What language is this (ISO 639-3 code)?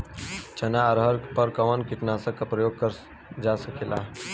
bho